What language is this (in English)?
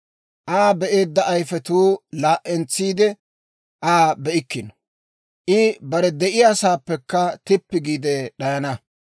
Dawro